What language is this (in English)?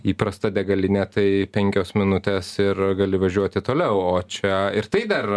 Lithuanian